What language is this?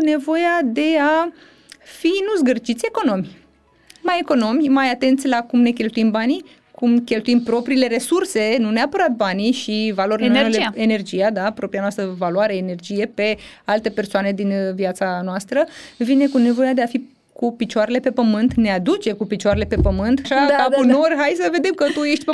Romanian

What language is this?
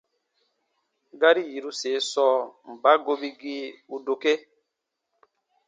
Baatonum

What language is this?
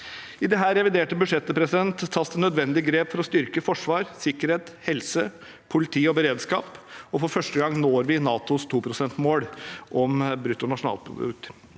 Norwegian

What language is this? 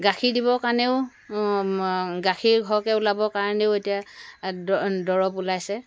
Assamese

